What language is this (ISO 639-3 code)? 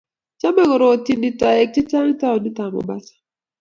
kln